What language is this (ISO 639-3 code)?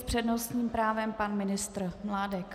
ces